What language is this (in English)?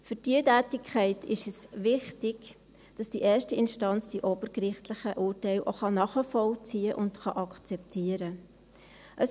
Swiss German